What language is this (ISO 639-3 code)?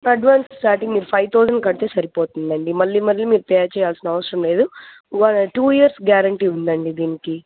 tel